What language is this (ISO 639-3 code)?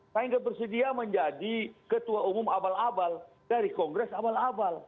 ind